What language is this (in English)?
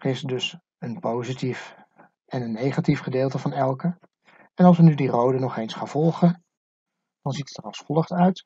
Dutch